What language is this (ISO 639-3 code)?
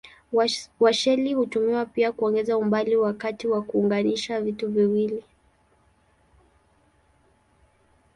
swa